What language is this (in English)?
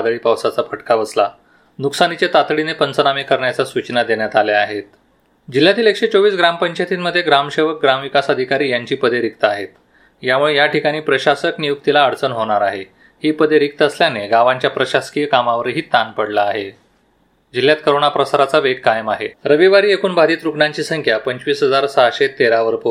Marathi